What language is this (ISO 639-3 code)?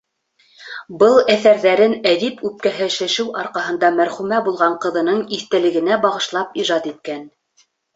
bak